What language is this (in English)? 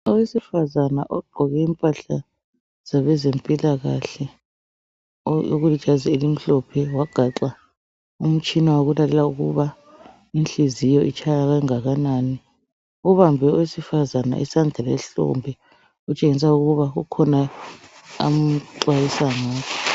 North Ndebele